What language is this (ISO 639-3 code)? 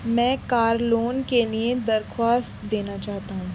urd